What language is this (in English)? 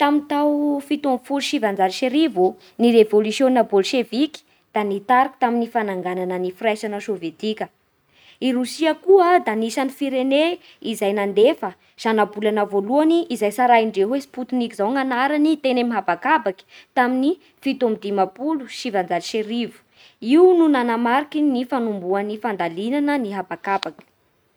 Bara Malagasy